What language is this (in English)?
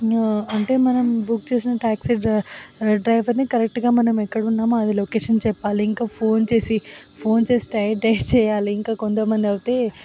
Telugu